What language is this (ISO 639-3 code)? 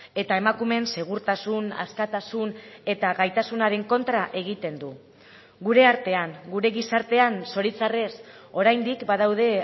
eus